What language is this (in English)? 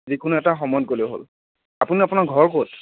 Assamese